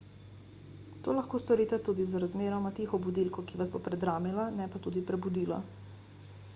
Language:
Slovenian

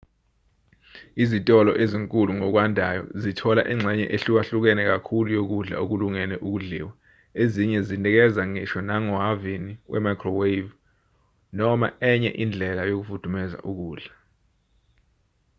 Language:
Zulu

